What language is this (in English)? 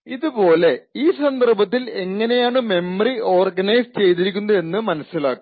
Malayalam